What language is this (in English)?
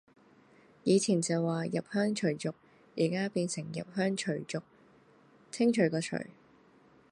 Cantonese